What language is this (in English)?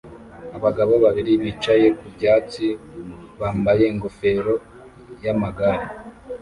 Kinyarwanda